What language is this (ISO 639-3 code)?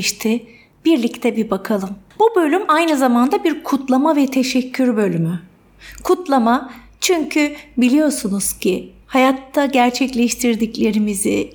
tur